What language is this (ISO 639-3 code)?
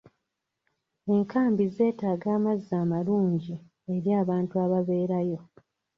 lug